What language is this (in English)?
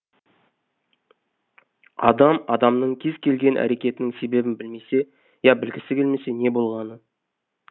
Kazakh